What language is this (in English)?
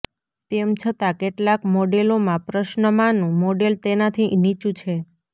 Gujarati